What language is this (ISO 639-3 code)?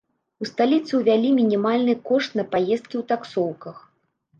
bel